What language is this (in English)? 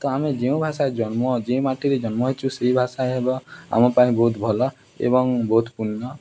Odia